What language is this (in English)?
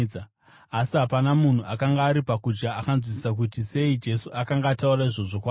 Shona